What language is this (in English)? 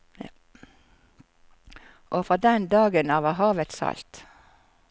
Norwegian